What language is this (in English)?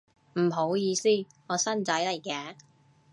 Cantonese